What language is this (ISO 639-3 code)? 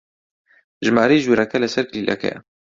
ckb